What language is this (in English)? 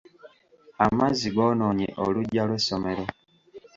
Ganda